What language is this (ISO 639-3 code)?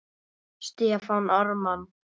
isl